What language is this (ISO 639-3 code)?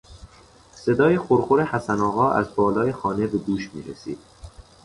fas